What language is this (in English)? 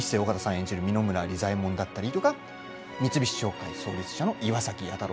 Japanese